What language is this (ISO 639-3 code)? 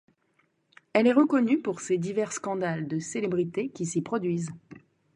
fra